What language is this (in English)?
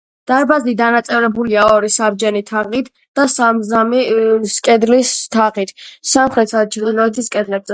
Georgian